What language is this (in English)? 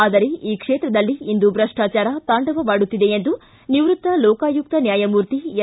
Kannada